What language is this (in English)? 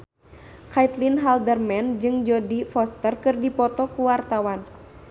Sundanese